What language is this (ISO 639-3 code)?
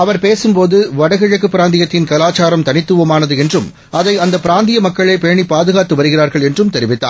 tam